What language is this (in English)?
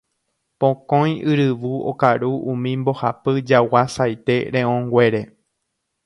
Guarani